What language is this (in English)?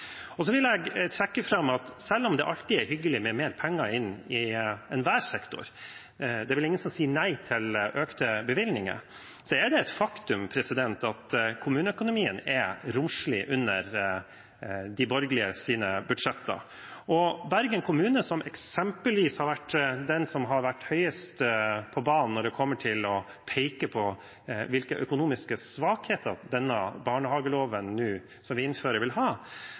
Norwegian Bokmål